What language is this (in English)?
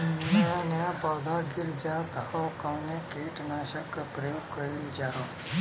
Bhojpuri